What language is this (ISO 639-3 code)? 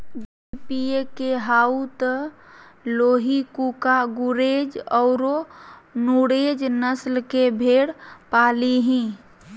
mag